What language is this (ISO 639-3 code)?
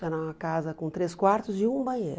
por